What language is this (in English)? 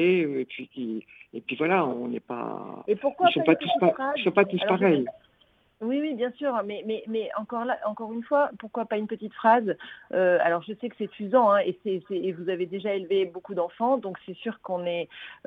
French